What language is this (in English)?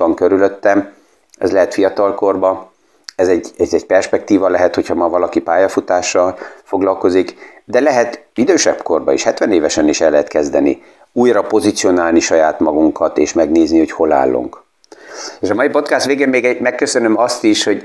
Hungarian